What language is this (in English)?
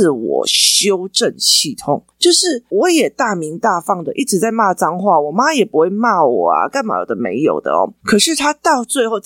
Chinese